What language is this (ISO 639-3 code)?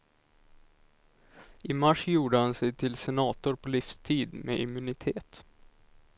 swe